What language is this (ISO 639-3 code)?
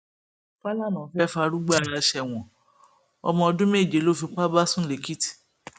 yor